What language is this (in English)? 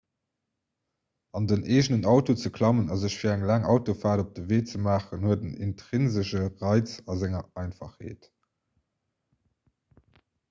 Luxembourgish